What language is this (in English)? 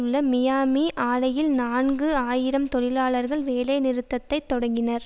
Tamil